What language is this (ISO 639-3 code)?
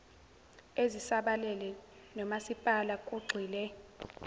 zul